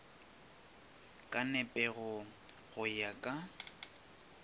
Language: Northern Sotho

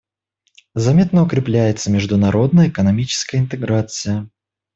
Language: Russian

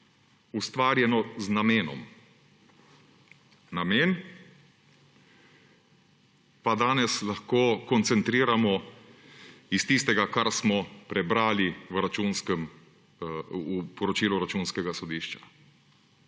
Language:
Slovenian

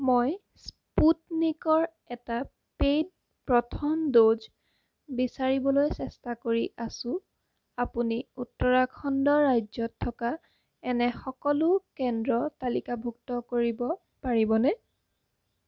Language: Assamese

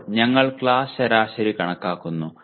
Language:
Malayalam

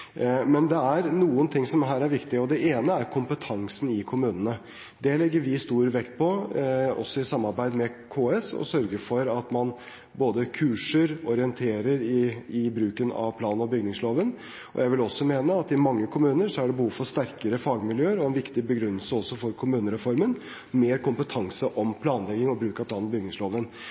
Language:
Norwegian Bokmål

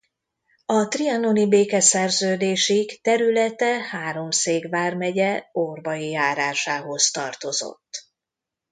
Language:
Hungarian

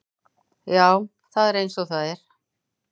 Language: Icelandic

